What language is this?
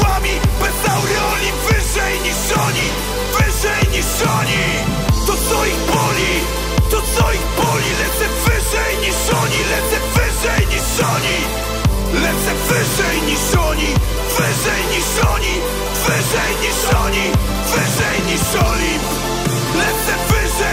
Polish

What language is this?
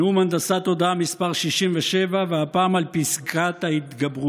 Hebrew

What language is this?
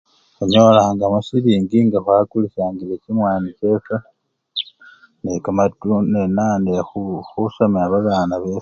Luyia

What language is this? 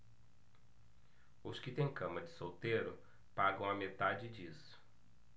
Portuguese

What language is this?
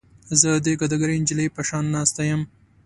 Pashto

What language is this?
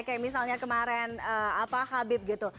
Indonesian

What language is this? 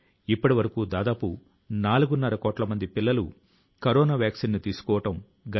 Telugu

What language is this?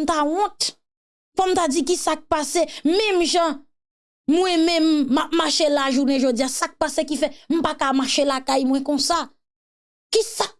French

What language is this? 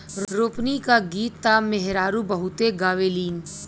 Bhojpuri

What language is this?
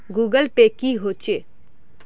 Magahi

